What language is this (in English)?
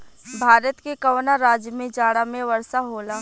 Bhojpuri